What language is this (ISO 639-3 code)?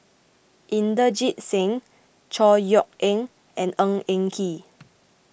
eng